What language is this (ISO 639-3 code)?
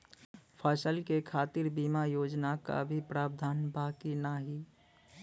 bho